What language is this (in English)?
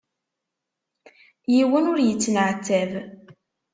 Kabyle